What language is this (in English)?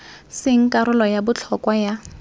Tswana